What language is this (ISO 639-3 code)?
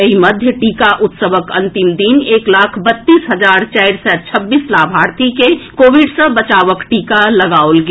mai